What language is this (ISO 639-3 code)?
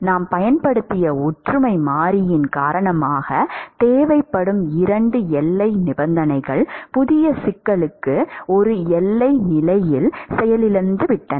tam